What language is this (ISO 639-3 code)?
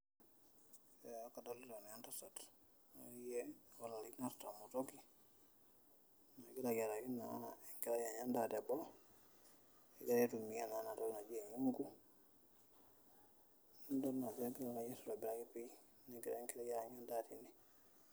mas